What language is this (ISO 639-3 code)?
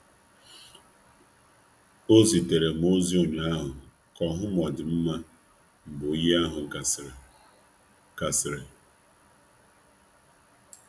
ibo